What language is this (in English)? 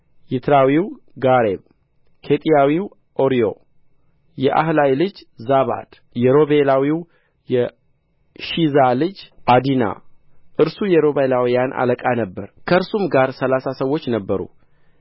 Amharic